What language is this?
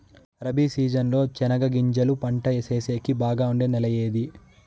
Telugu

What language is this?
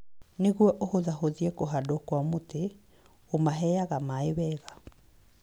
Kikuyu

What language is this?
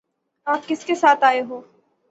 Urdu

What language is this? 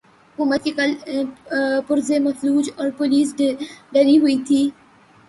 Urdu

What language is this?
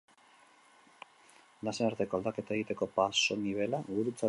Basque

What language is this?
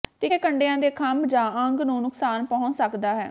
Punjabi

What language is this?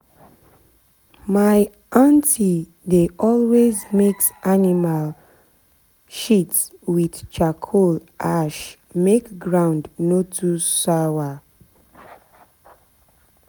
Nigerian Pidgin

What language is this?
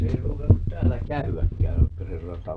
Finnish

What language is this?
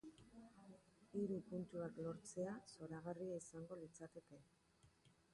Basque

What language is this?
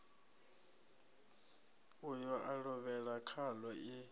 Venda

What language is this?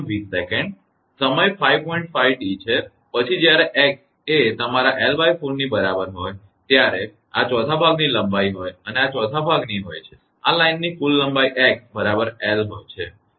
Gujarati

